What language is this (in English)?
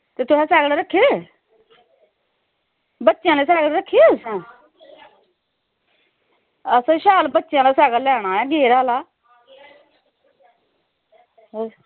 Dogri